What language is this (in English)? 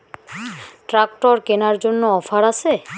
Bangla